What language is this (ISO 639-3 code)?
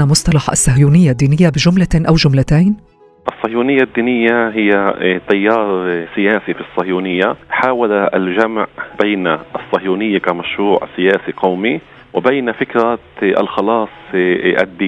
ara